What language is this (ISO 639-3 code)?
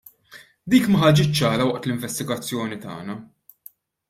mlt